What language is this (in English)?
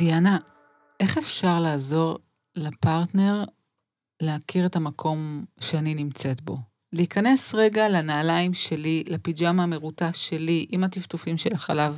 Hebrew